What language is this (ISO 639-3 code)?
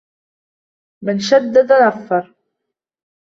ara